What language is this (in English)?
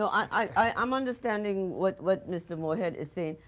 English